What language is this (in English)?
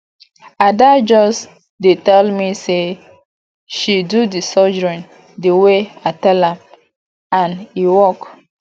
Nigerian Pidgin